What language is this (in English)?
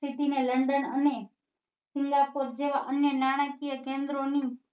Gujarati